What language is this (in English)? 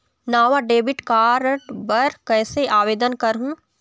Chhattisgarhi